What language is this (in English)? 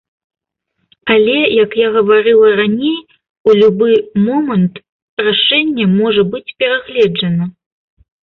Belarusian